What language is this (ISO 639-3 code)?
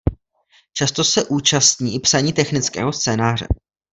ces